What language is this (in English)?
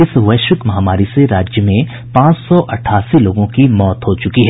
Hindi